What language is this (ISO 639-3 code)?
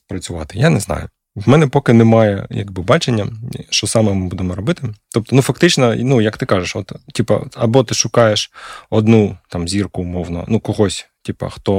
ukr